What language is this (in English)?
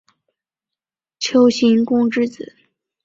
Chinese